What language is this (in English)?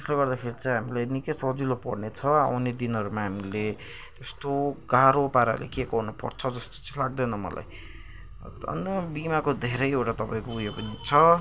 Nepali